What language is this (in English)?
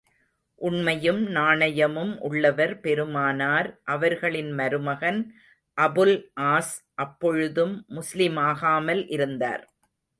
Tamil